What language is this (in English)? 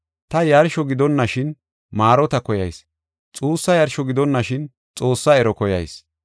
Gofa